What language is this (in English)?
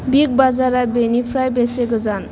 Bodo